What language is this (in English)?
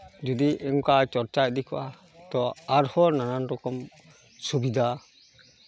Santali